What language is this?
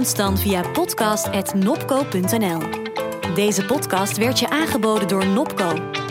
Dutch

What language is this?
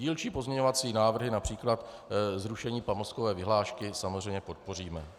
Czech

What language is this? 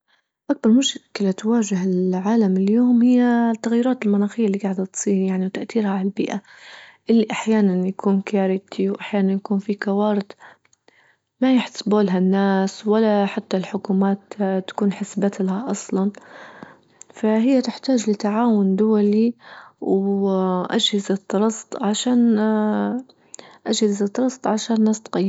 Libyan Arabic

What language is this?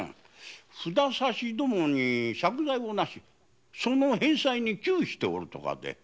Japanese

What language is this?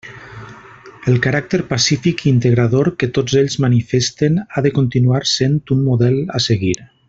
Catalan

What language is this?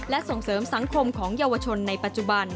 Thai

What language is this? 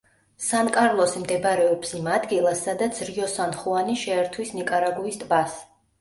Georgian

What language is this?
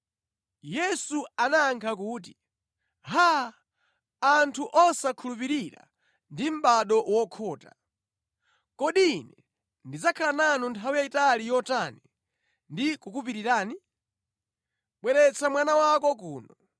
Nyanja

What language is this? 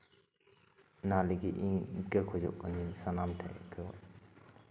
Santali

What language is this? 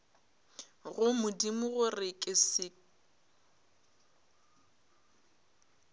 Northern Sotho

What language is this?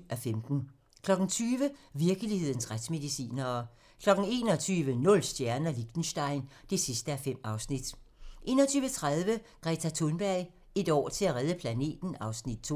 Danish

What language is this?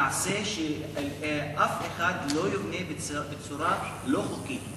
Hebrew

